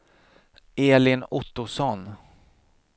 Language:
Swedish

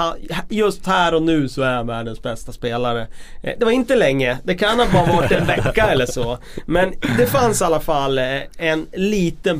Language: Swedish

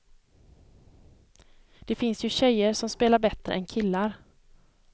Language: Swedish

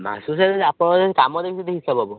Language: Odia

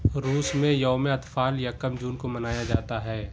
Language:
Urdu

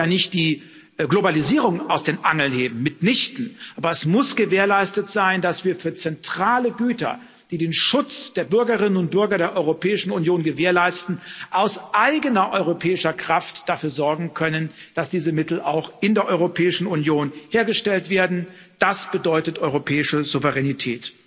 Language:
German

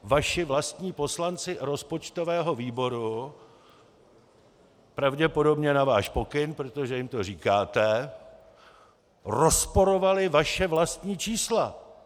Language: Czech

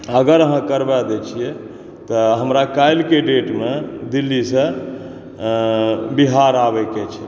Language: Maithili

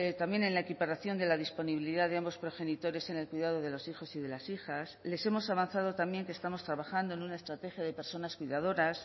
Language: Spanish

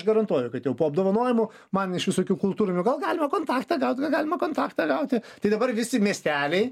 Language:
Lithuanian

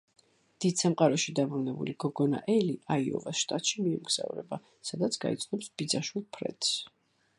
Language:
Georgian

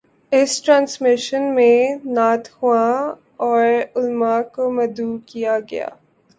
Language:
Urdu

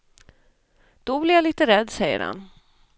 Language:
Swedish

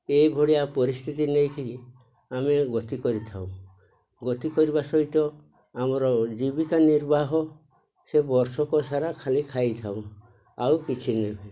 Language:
Odia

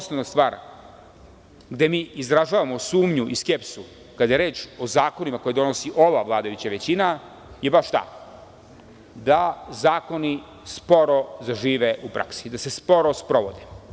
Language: Serbian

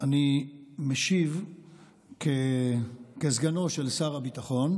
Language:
Hebrew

